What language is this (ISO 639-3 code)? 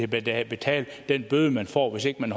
dan